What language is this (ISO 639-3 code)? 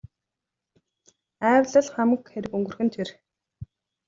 mon